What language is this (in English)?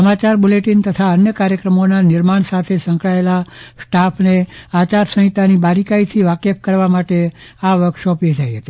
Gujarati